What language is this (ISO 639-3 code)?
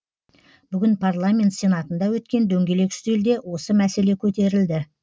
kaz